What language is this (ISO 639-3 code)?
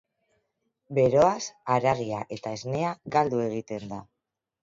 eus